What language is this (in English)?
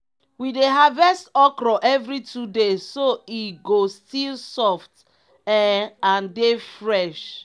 Nigerian Pidgin